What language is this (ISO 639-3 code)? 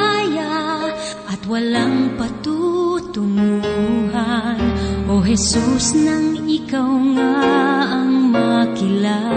fil